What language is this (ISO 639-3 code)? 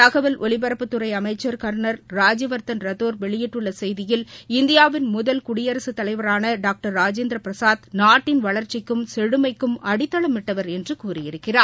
tam